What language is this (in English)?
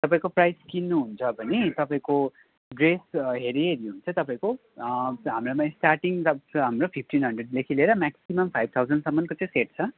Nepali